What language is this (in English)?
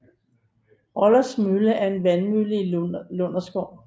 Danish